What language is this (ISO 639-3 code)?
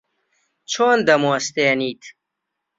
ckb